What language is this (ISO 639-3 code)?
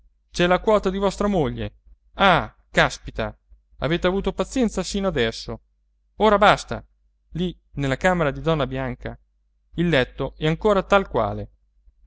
ita